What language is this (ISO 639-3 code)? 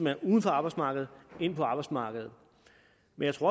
dan